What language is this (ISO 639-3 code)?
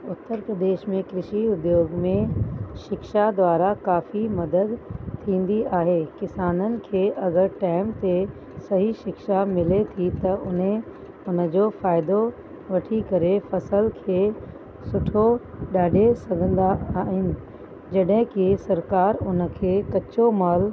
snd